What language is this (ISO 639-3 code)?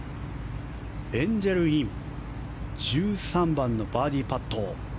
jpn